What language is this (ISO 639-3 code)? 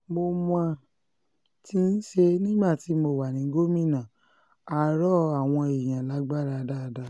yor